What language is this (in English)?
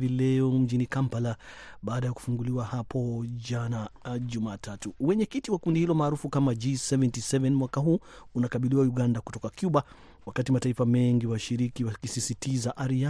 Swahili